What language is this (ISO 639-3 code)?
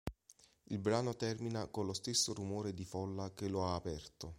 ita